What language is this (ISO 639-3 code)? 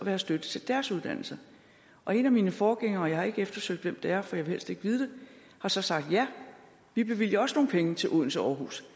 dan